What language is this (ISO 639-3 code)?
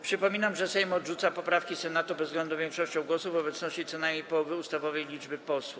pol